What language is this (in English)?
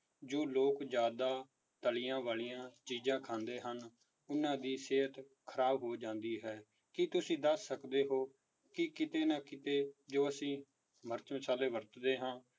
Punjabi